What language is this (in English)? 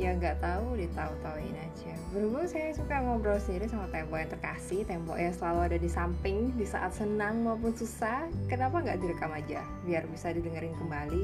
Indonesian